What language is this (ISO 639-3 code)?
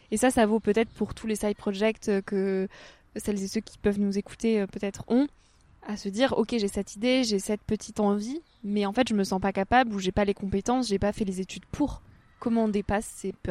fra